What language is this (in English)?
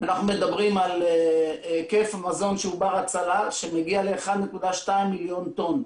Hebrew